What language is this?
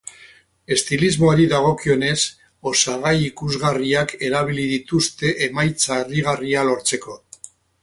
Basque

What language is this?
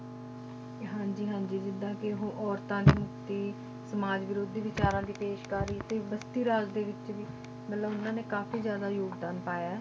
Punjabi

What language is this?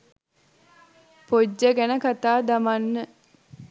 Sinhala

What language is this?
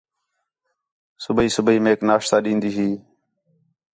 Khetrani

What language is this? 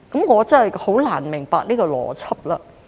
Cantonese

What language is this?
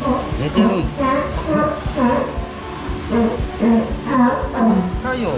Japanese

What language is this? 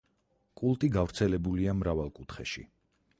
Georgian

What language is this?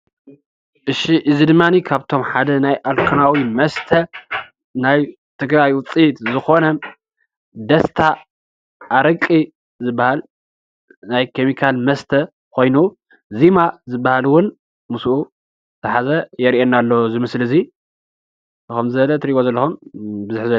Tigrinya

